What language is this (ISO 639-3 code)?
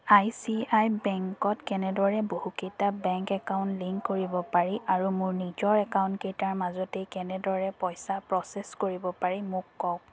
asm